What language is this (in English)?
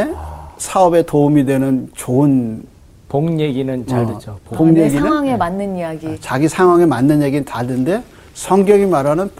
Korean